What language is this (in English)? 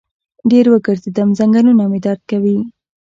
Pashto